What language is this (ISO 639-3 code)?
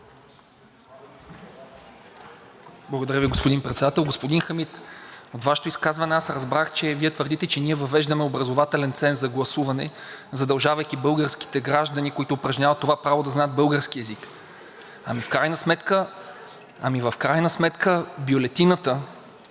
bul